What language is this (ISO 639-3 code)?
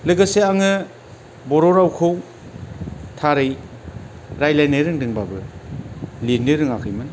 brx